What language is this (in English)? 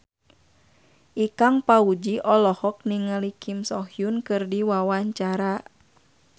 Sundanese